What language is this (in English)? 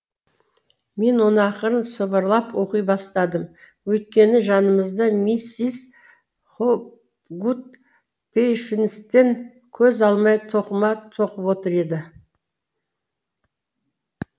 Kazakh